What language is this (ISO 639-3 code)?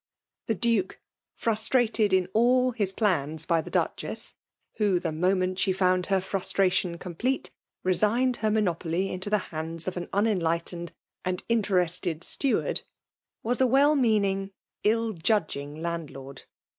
eng